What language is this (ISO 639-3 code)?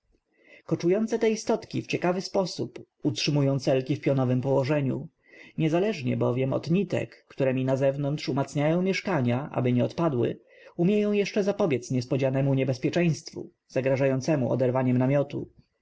pol